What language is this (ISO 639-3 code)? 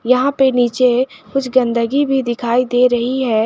hin